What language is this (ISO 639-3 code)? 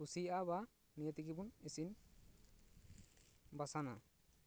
sat